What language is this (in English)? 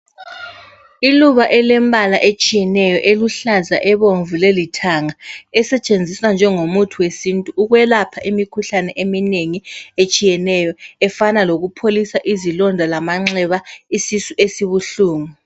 North Ndebele